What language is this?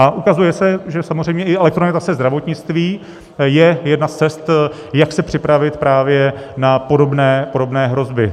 Czech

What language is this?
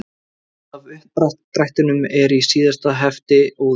Icelandic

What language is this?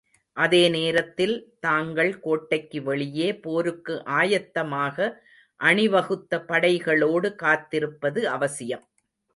Tamil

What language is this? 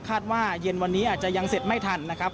Thai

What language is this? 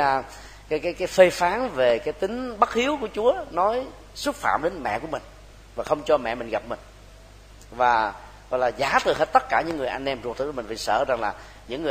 Vietnamese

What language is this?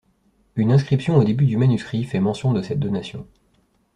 French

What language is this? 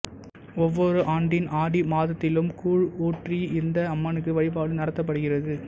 Tamil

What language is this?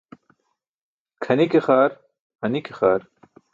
Burushaski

